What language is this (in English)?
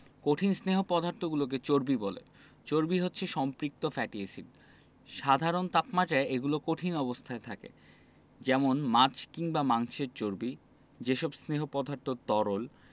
Bangla